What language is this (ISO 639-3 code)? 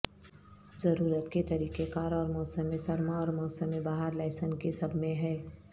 urd